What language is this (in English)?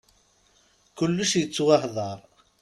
Kabyle